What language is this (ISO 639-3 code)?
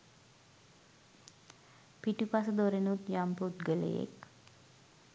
sin